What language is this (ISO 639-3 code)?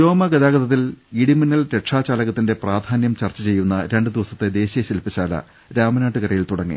mal